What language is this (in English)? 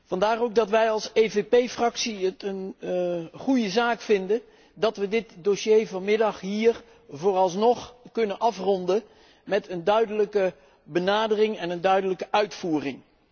Dutch